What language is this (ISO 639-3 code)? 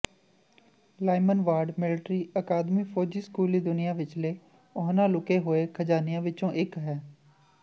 pan